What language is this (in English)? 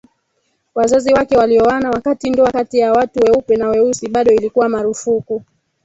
Swahili